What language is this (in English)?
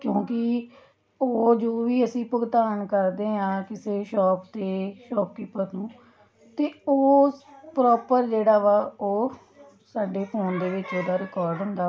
Punjabi